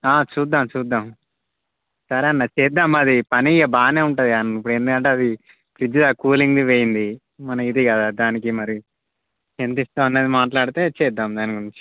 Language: Telugu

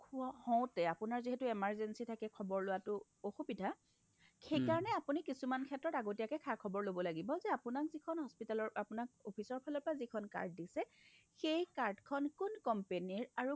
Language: Assamese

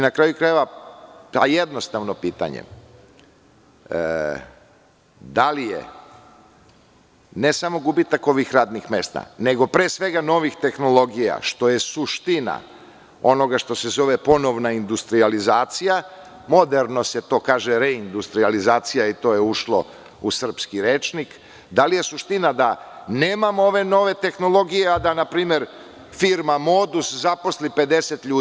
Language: Serbian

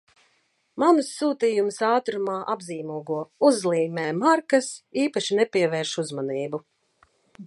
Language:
Latvian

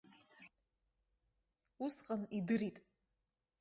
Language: Abkhazian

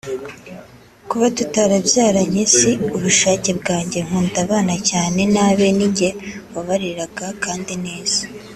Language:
Kinyarwanda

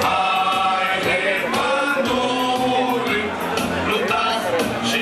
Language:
Romanian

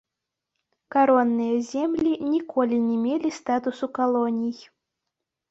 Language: Belarusian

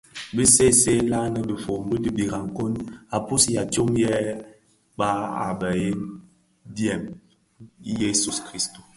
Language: Bafia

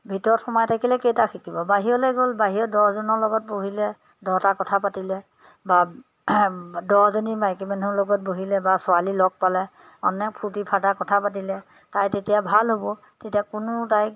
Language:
Assamese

